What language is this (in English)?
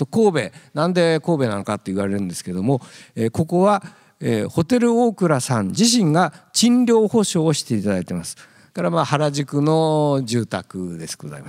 Japanese